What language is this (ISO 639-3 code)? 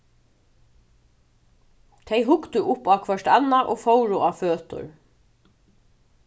fao